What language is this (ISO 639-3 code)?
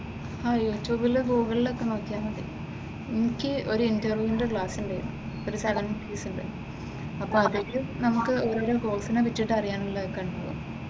mal